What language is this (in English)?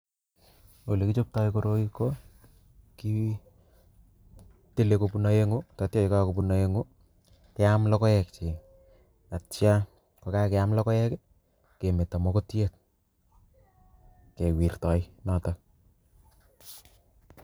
Kalenjin